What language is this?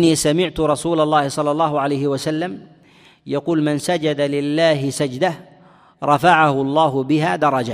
Arabic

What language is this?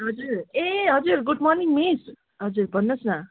Nepali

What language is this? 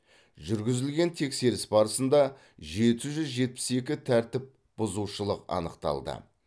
Kazakh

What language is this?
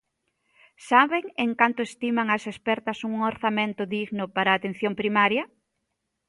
Galician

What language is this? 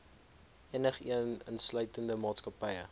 Afrikaans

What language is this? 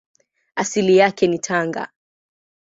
Swahili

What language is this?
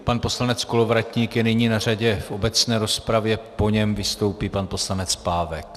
Czech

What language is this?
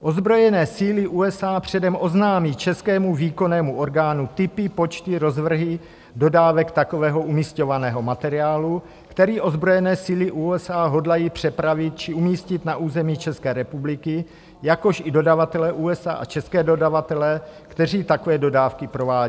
Czech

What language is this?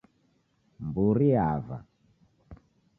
Taita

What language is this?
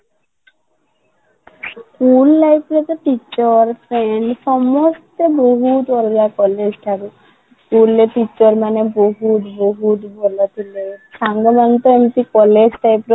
Odia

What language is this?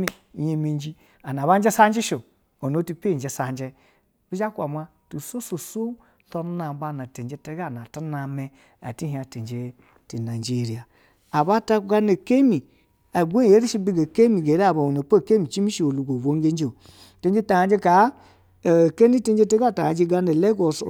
Basa (Nigeria)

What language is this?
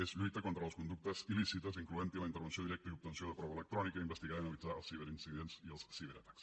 Catalan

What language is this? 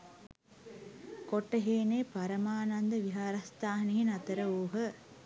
Sinhala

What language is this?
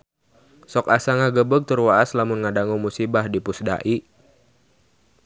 Sundanese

